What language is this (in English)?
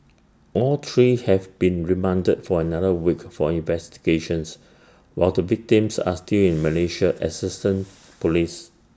English